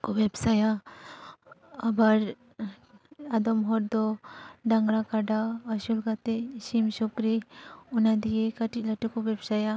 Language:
Santali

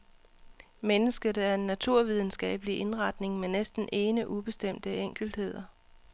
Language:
Danish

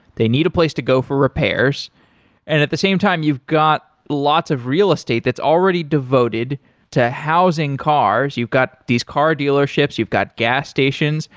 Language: English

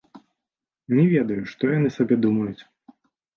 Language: Belarusian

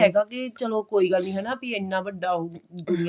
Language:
Punjabi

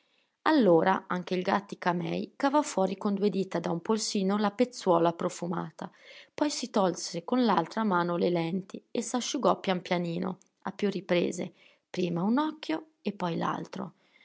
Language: Italian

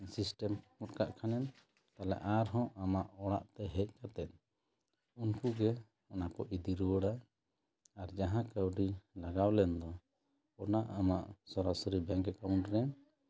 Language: Santali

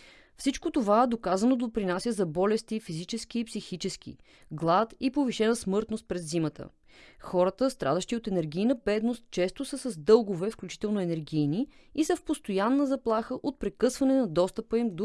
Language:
Bulgarian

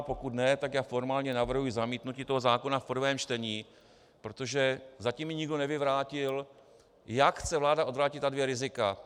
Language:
Czech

